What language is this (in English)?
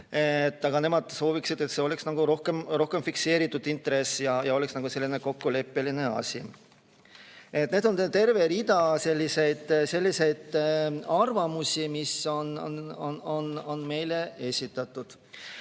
Estonian